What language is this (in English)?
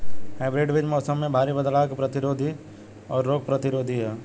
Bhojpuri